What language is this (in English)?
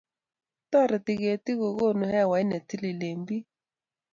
Kalenjin